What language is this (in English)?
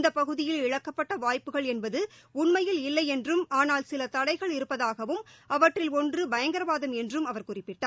Tamil